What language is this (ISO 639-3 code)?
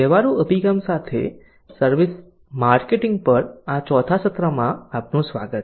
guj